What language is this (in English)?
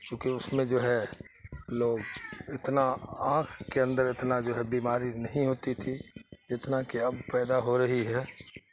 Urdu